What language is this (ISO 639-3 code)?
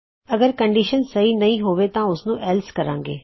pan